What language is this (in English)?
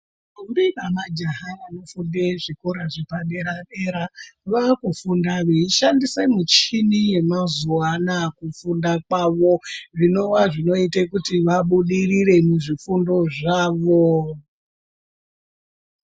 Ndau